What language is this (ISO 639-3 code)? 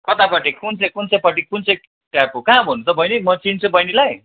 nep